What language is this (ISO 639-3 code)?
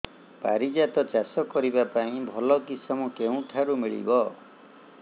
ori